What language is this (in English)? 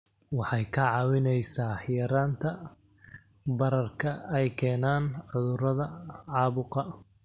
Somali